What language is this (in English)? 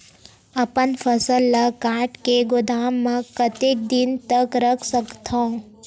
Chhattisgarhi